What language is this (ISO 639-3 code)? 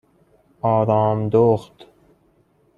fas